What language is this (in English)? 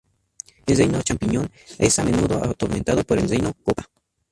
Spanish